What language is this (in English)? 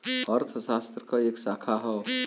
Bhojpuri